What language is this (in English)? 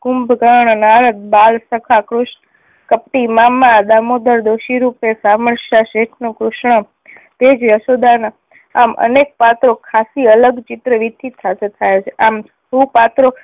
Gujarati